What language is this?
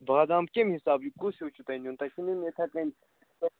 Kashmiri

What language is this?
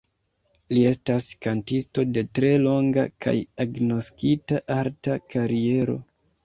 Esperanto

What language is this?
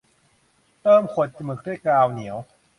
Thai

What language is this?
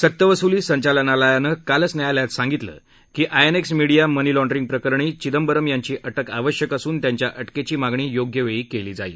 Marathi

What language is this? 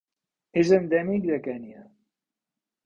Catalan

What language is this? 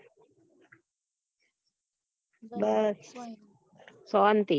Gujarati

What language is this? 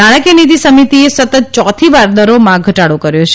Gujarati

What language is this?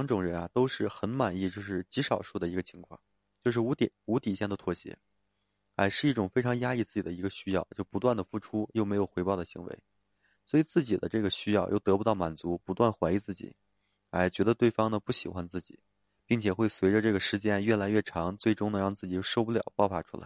Chinese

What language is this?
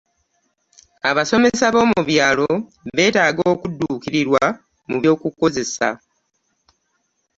Ganda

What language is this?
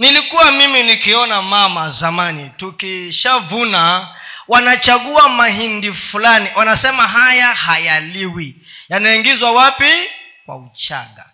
Swahili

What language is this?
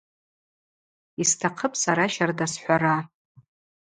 Abaza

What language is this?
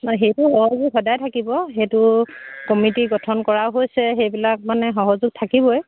Assamese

